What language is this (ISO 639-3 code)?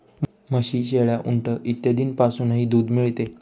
mar